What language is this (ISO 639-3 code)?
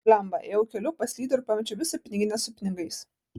lit